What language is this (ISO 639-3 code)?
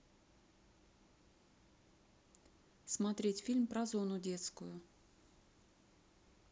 rus